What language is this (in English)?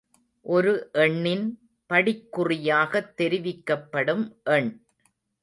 Tamil